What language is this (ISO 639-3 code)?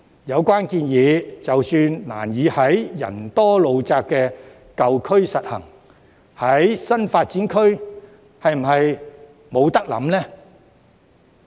yue